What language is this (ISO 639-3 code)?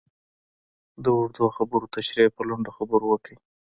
pus